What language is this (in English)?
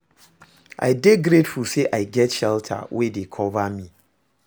Nigerian Pidgin